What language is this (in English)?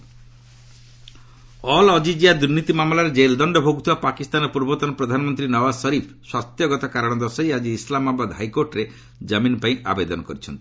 Odia